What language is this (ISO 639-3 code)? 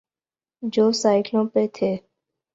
urd